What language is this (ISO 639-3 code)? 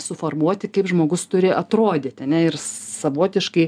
lit